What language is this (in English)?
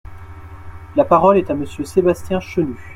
French